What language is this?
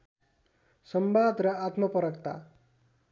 Nepali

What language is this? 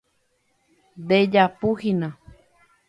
Guarani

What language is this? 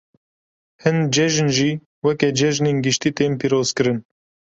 Kurdish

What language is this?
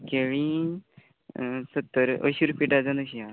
Konkani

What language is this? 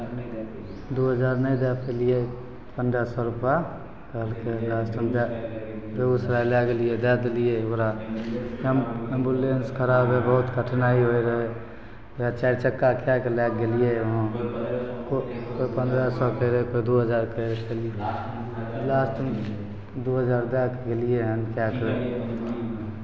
Maithili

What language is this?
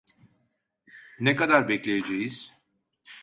Turkish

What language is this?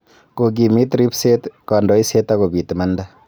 Kalenjin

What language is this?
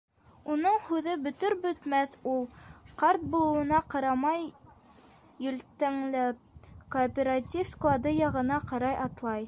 Bashkir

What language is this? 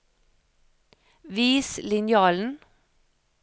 Norwegian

